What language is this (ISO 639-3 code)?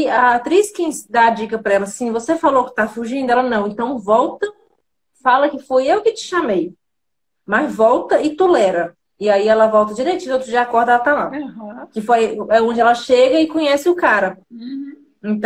por